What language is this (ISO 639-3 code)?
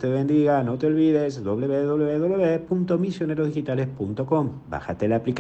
spa